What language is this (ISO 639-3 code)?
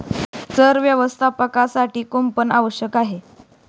mar